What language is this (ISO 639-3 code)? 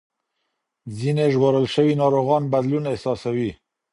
pus